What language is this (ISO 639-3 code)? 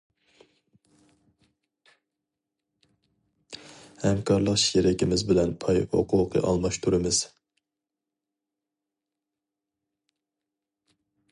uig